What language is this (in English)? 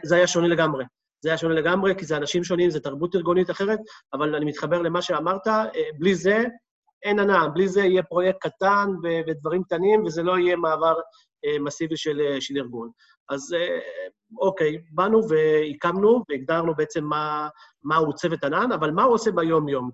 Hebrew